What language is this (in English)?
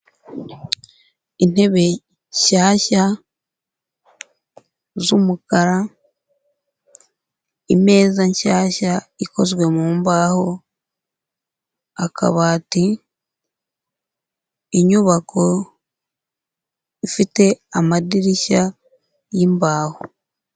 Kinyarwanda